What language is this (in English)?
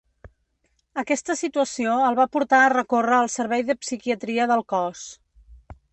Catalan